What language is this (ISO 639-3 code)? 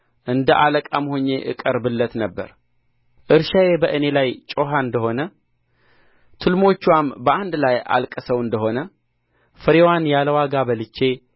amh